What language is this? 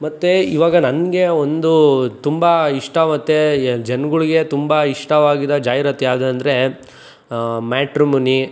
Kannada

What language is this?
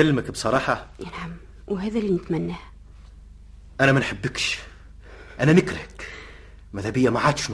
Arabic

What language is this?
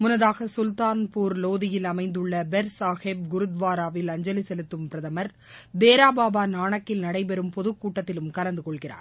Tamil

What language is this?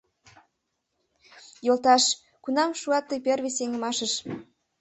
Mari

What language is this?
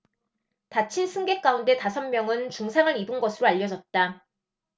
Korean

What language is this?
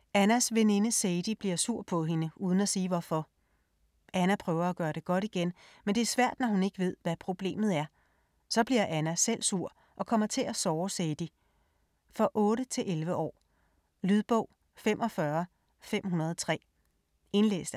Danish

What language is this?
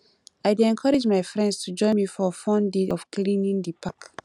Nigerian Pidgin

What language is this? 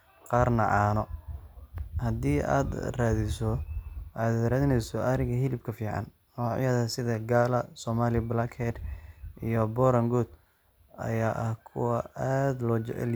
Somali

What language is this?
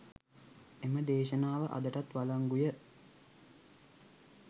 Sinhala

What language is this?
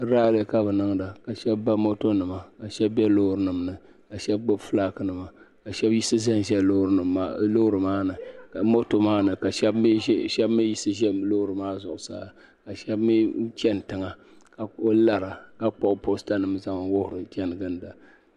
Dagbani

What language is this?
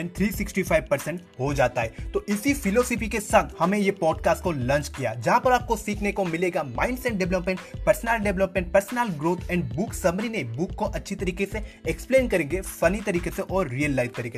Hindi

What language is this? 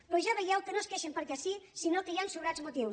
Catalan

